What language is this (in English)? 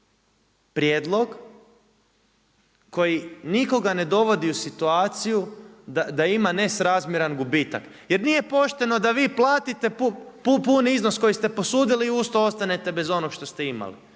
Croatian